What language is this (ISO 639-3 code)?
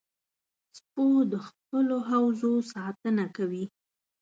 pus